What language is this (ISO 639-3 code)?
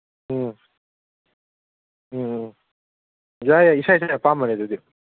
mni